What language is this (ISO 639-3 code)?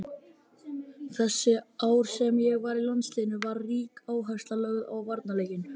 isl